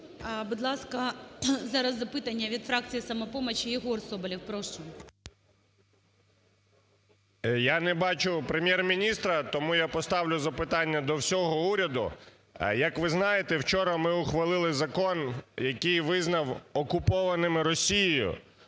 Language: Ukrainian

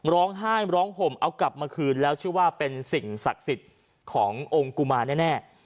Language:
Thai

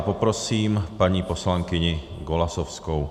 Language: Czech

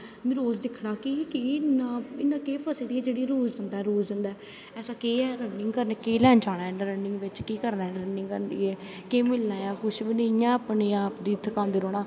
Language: Dogri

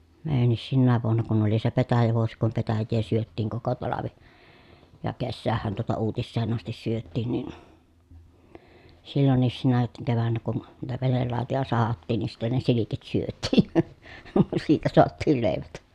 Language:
Finnish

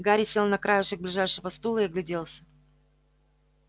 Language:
Russian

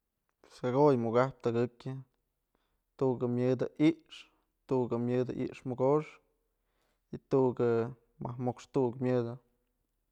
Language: Mazatlán Mixe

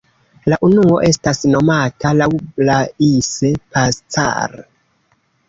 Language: Esperanto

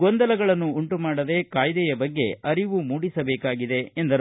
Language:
Kannada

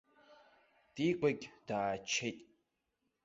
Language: Abkhazian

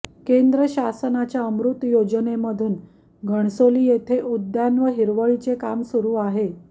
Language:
Marathi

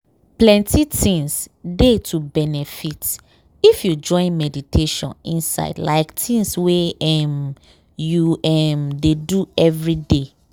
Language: Nigerian Pidgin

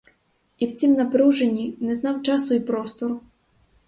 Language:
Ukrainian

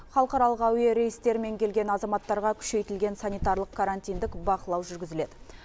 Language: Kazakh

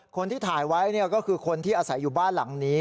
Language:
Thai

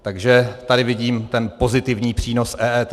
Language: Czech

